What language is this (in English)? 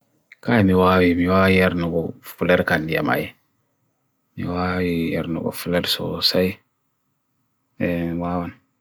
Bagirmi Fulfulde